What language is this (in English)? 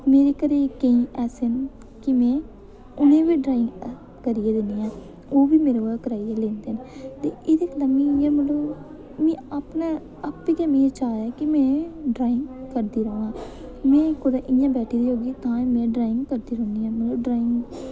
Dogri